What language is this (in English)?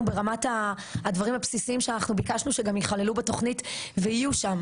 Hebrew